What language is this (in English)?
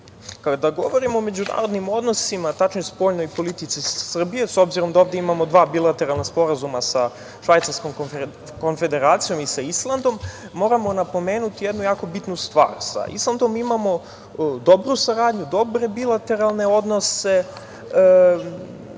Serbian